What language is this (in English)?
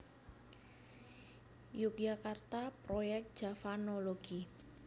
Javanese